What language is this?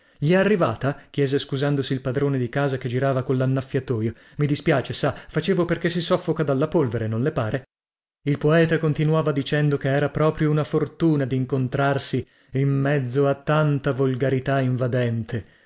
Italian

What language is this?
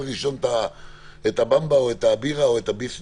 Hebrew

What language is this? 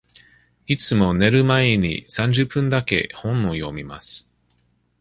Japanese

